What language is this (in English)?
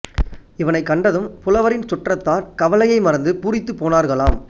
Tamil